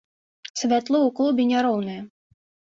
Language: Belarusian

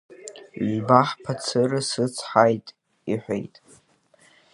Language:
Abkhazian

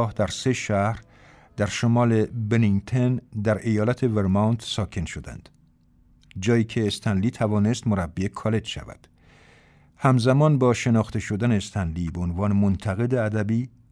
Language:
Persian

